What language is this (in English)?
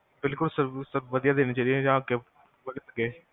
Punjabi